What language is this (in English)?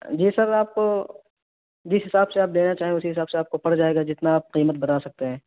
Urdu